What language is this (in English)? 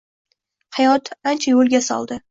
Uzbek